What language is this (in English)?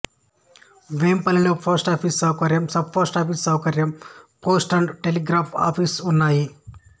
Telugu